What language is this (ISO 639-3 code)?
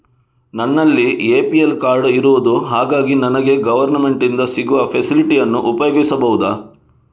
kan